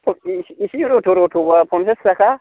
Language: Bodo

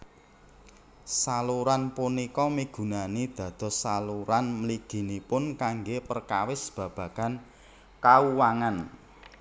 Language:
Javanese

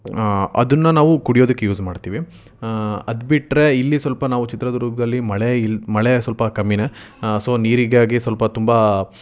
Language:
Kannada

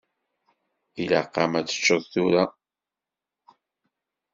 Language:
Kabyle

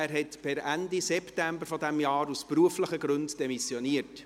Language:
Swiss German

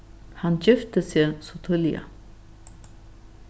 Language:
Faroese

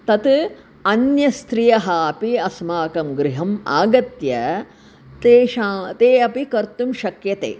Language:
Sanskrit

